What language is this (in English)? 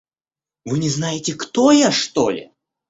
Russian